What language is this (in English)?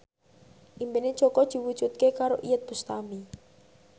Javanese